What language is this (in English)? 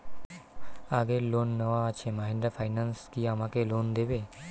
Bangla